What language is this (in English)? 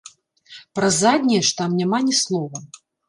Belarusian